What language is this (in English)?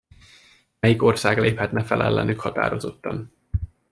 Hungarian